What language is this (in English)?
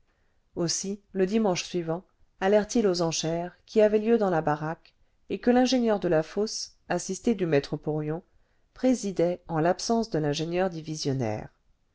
French